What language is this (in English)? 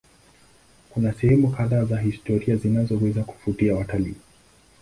Swahili